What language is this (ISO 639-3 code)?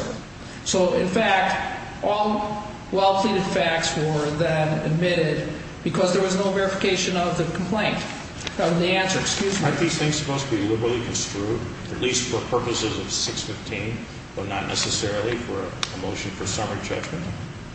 eng